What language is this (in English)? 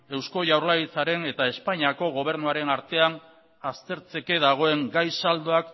Basque